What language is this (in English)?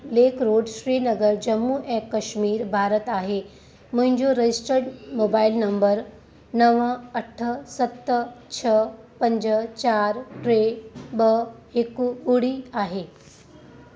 Sindhi